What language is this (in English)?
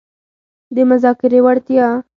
Pashto